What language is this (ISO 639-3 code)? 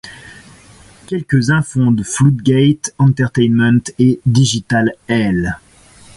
fra